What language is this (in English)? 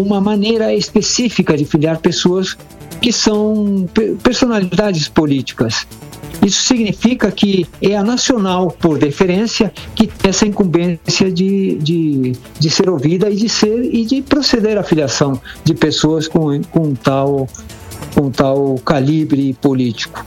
Portuguese